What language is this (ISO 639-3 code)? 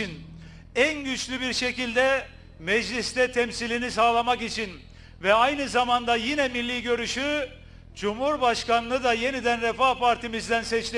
tur